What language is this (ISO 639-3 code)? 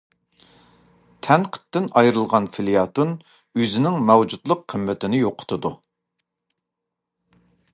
uig